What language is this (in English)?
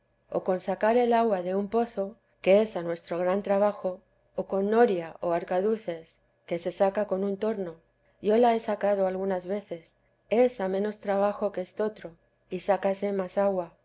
Spanish